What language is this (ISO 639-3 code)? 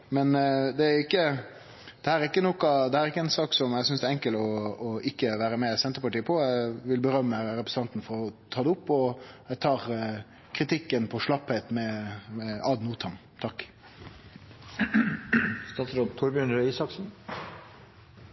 nno